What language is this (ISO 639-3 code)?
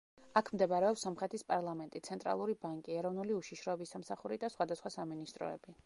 kat